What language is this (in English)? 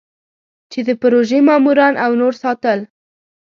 Pashto